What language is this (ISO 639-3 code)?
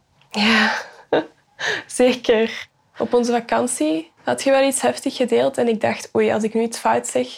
nld